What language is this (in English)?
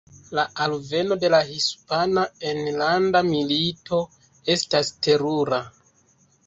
Esperanto